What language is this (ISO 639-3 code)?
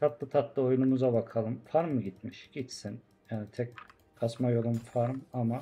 tur